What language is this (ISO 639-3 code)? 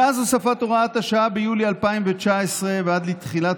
heb